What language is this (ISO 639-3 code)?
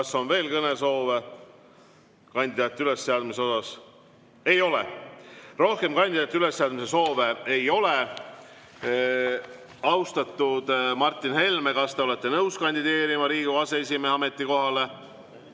est